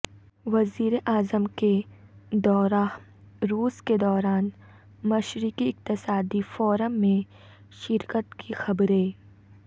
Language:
Urdu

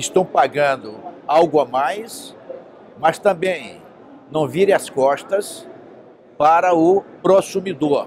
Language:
Portuguese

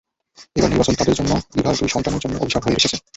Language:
Bangla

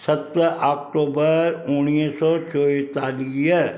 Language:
Sindhi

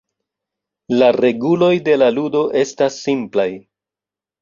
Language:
Esperanto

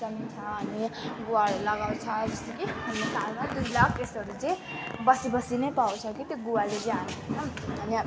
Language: Nepali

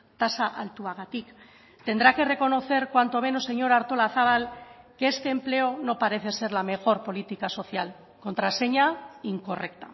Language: Spanish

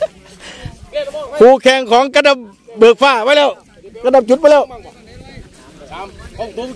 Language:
Thai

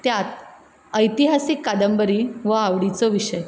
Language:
Konkani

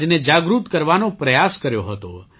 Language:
Gujarati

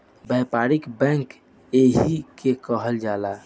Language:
Bhojpuri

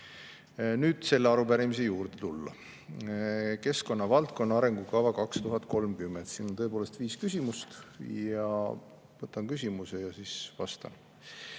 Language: Estonian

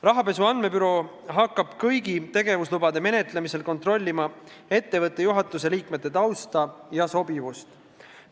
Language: Estonian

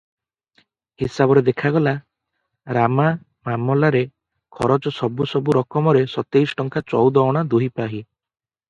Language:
Odia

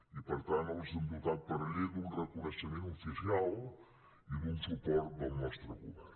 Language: Catalan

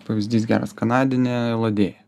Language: Lithuanian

